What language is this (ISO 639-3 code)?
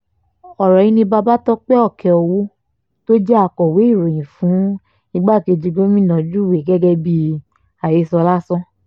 yor